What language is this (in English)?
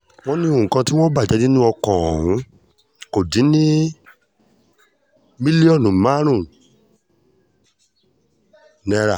Yoruba